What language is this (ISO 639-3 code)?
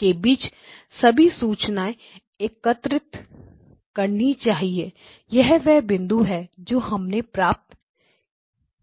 hin